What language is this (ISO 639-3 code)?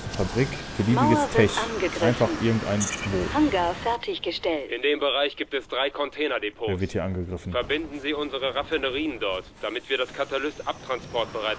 deu